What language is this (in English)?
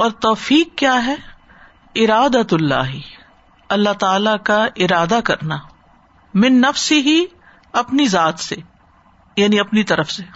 Urdu